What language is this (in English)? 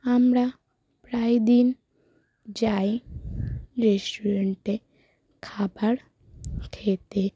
Bangla